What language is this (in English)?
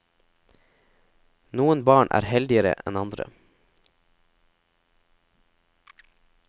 Norwegian